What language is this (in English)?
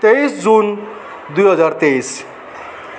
Nepali